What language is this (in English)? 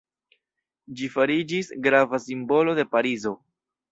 Esperanto